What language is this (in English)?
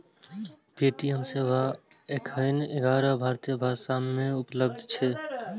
Maithili